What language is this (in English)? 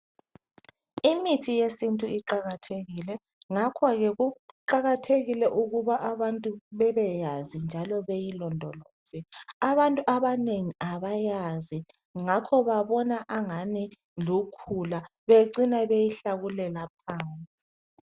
North Ndebele